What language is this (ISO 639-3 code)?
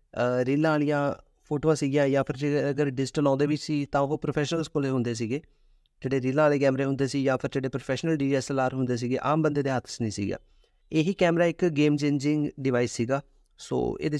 hin